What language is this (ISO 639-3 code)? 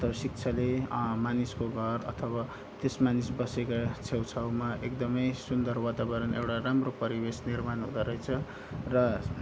nep